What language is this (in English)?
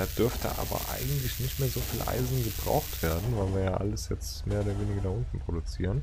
German